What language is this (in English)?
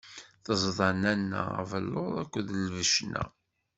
Kabyle